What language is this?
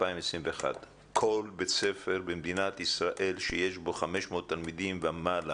Hebrew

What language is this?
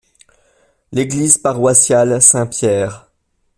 French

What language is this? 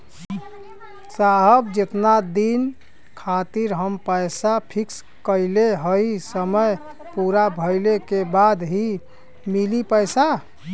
Bhojpuri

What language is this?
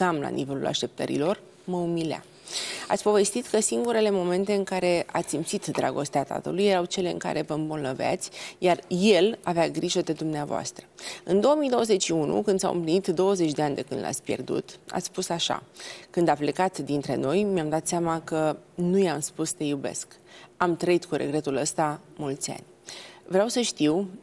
Romanian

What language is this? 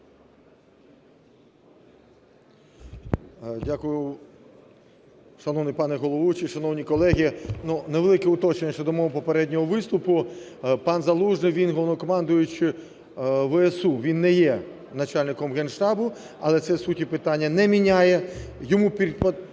Ukrainian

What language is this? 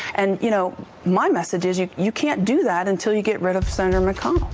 English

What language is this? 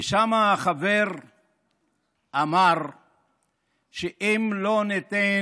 Hebrew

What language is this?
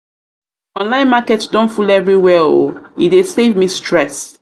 Nigerian Pidgin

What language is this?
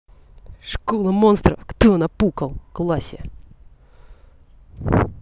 Russian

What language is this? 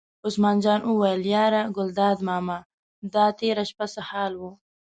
Pashto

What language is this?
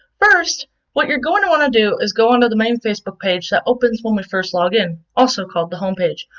English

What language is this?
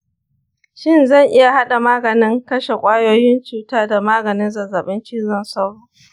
Hausa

